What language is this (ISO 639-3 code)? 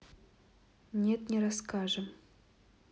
rus